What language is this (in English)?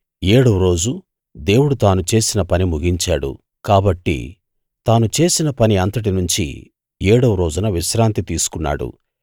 Telugu